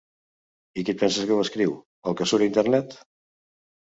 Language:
Catalan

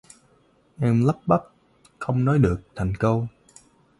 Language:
Vietnamese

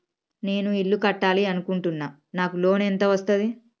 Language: Telugu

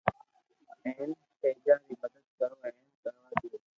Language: Loarki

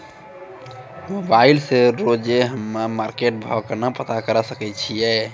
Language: Maithili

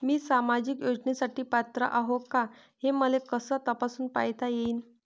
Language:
Marathi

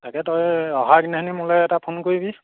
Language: Assamese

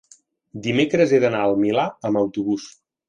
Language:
Catalan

